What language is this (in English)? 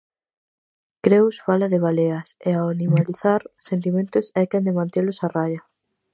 Galician